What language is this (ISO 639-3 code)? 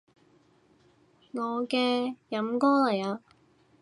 yue